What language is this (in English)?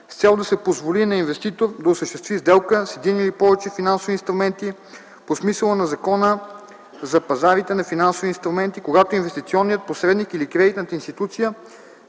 Bulgarian